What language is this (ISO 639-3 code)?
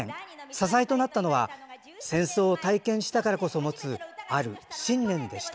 jpn